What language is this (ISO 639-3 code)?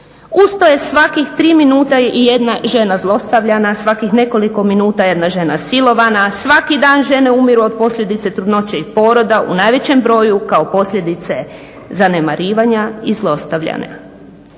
hrv